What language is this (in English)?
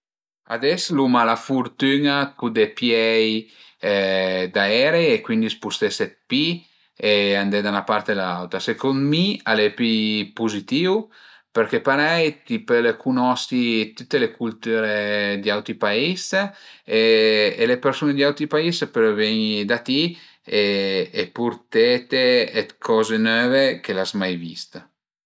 Piedmontese